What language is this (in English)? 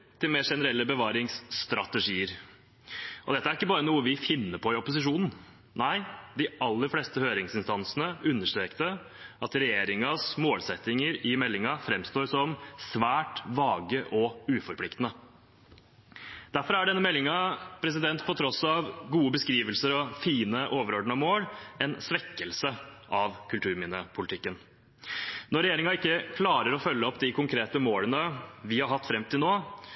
Norwegian Bokmål